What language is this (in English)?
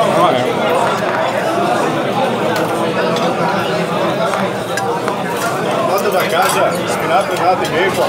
Portuguese